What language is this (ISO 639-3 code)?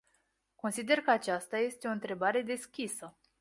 ron